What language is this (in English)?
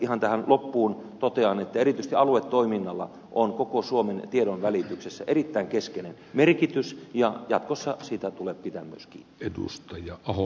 Finnish